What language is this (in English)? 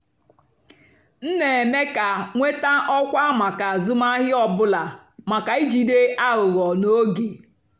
Igbo